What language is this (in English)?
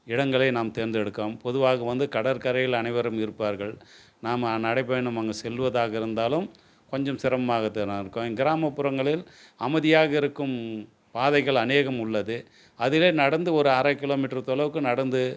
Tamil